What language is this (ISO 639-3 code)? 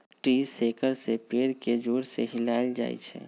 mag